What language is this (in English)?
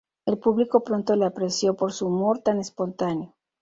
Spanish